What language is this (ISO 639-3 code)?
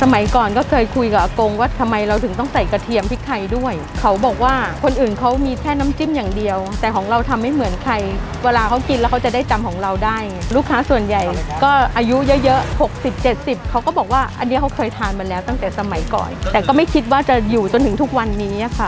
tha